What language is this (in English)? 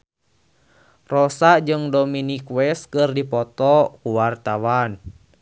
Sundanese